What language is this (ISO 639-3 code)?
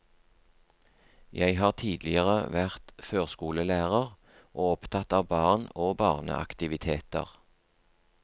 nor